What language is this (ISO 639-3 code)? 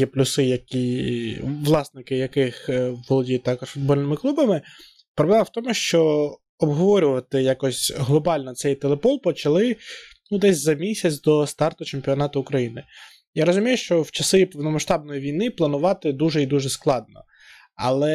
ukr